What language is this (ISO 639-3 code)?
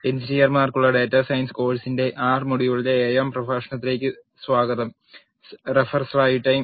mal